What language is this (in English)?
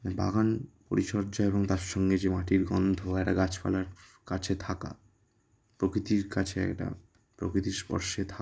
Bangla